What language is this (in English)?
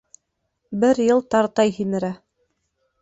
Bashkir